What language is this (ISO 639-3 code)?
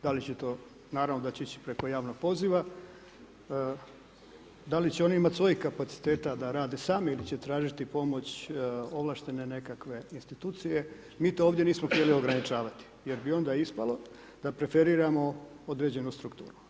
hrv